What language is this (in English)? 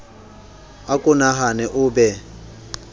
Southern Sotho